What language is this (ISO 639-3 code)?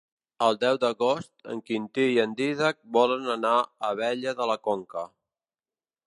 cat